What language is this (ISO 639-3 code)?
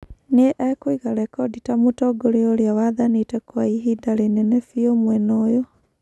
kik